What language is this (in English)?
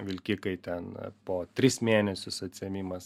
Lithuanian